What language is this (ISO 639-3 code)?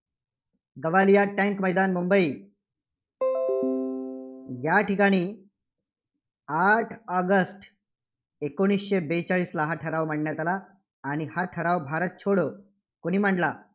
mar